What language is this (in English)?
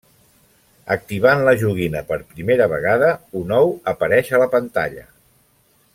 Catalan